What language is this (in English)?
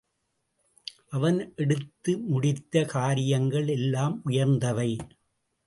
Tamil